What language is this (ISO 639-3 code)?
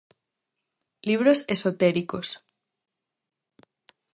glg